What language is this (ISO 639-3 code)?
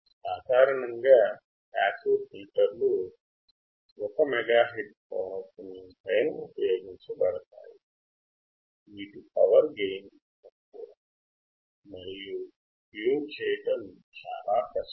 tel